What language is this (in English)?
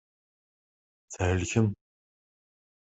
Kabyle